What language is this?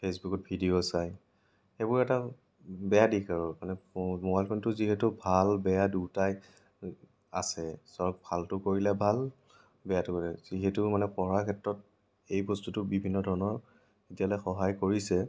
Assamese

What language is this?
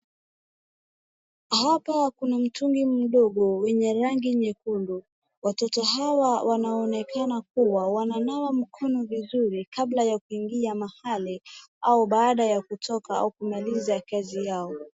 Swahili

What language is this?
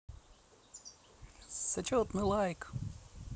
Russian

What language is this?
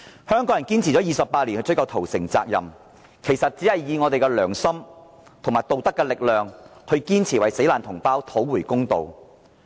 Cantonese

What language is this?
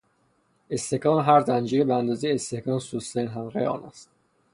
Persian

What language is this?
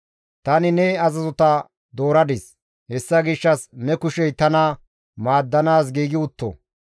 Gamo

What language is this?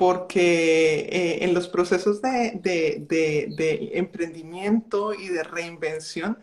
Spanish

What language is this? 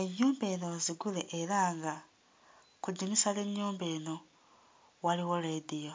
Ganda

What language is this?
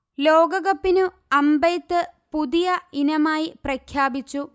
Malayalam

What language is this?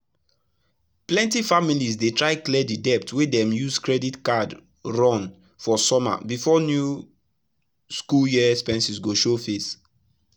Nigerian Pidgin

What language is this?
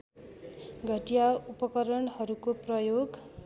Nepali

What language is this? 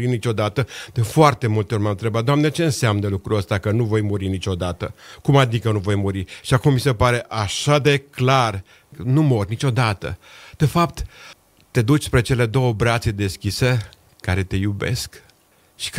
Romanian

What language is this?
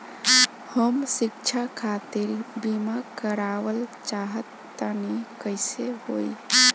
Bhojpuri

